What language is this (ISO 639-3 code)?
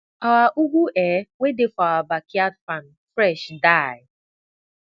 pcm